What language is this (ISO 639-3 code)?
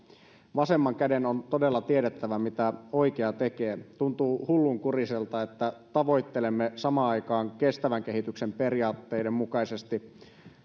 fin